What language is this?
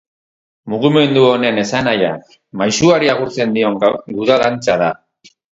Basque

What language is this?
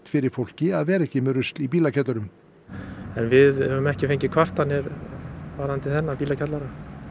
Icelandic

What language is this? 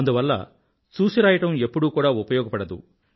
Telugu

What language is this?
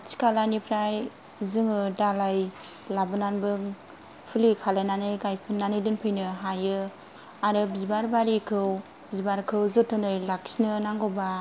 Bodo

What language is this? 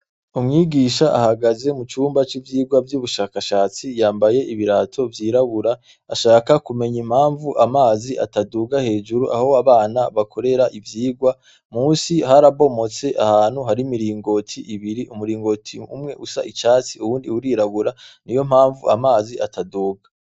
Rundi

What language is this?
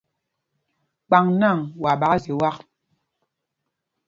Mpumpong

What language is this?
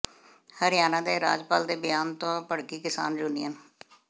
Punjabi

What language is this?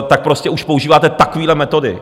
Czech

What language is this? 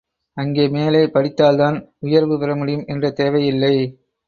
Tamil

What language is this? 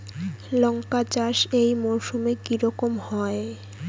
Bangla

